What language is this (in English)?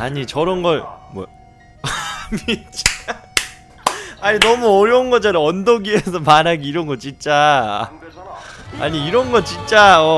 Korean